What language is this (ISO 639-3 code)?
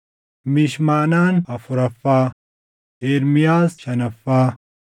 orm